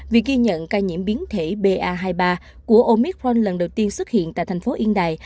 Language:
Vietnamese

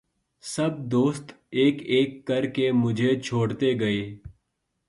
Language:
Urdu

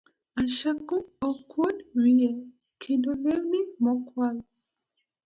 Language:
Luo (Kenya and Tanzania)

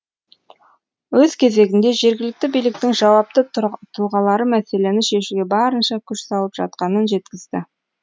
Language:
Kazakh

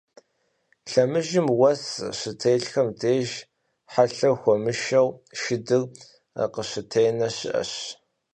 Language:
Kabardian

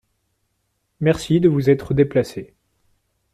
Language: French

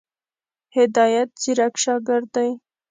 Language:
Pashto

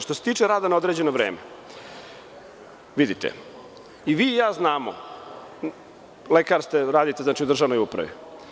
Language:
Serbian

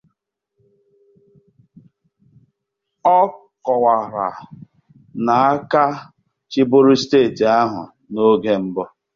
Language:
Igbo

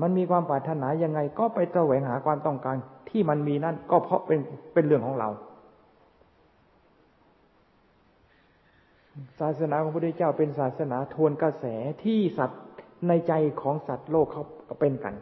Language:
Thai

